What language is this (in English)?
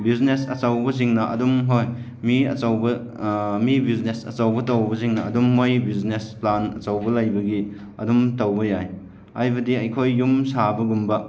Manipuri